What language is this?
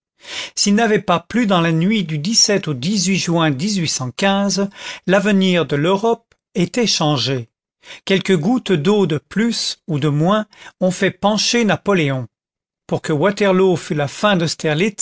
French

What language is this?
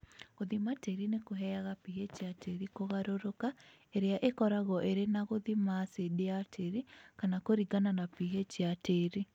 Kikuyu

